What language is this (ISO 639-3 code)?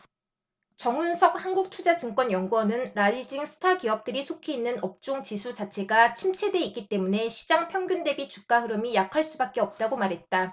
kor